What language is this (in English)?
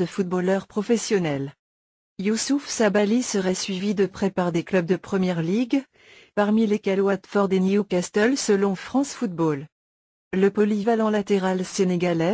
French